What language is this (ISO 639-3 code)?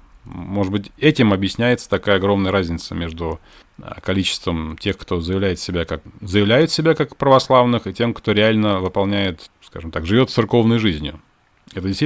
rus